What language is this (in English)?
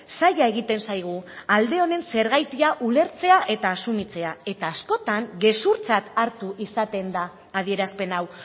Basque